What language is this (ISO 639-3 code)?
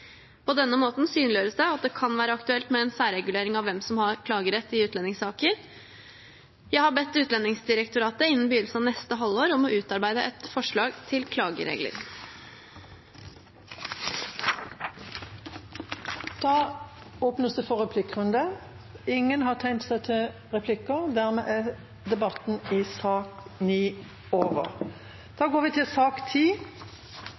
nob